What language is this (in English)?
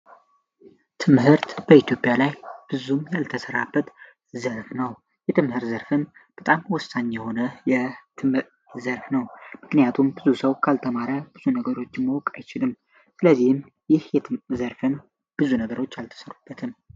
Amharic